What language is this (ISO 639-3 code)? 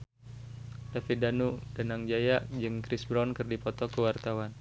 sun